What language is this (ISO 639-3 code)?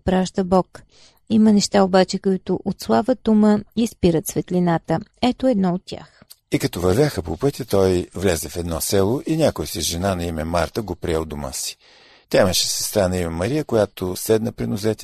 bul